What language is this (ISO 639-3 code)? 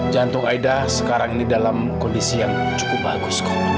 ind